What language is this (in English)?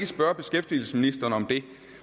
Danish